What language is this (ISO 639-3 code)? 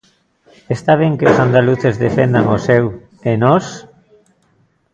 glg